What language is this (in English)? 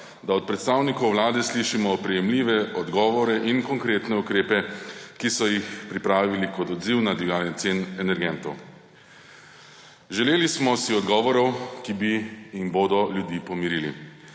Slovenian